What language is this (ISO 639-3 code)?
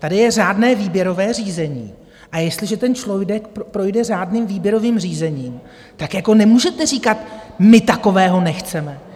ces